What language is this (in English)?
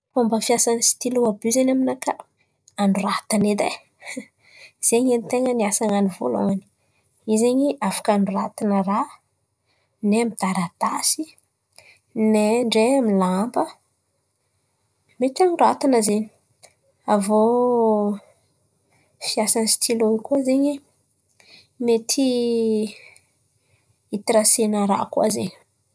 Antankarana Malagasy